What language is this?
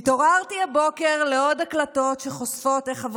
Hebrew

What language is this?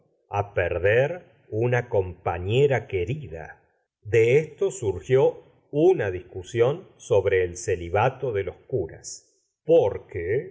Spanish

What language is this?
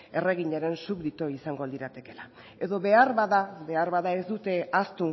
Basque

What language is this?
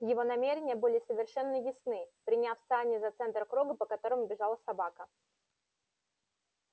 Russian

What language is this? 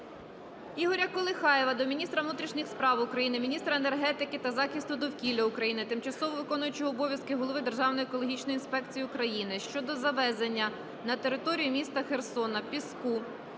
Ukrainian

